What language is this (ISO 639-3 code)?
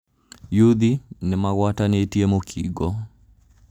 kik